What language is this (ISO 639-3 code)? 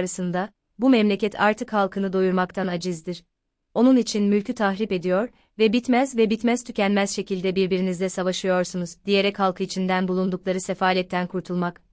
tur